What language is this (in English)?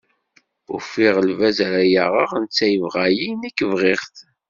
Kabyle